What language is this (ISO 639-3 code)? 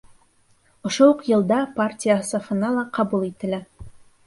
bak